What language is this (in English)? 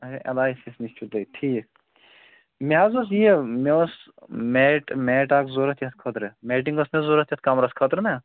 Kashmiri